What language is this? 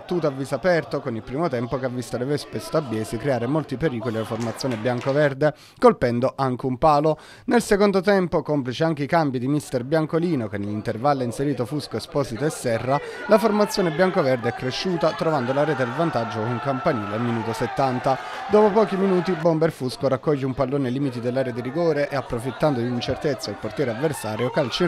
Italian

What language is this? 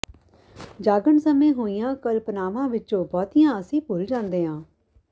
Punjabi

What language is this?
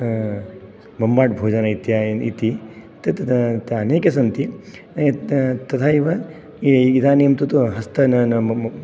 Sanskrit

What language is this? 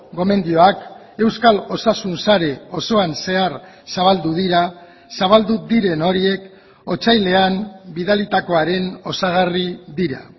Basque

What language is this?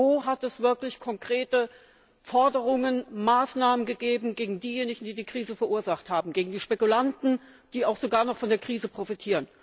German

